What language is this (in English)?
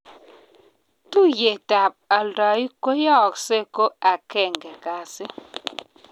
Kalenjin